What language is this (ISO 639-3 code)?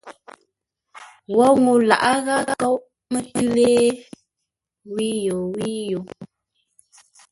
nla